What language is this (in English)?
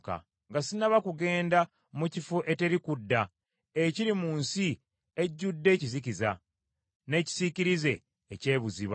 Ganda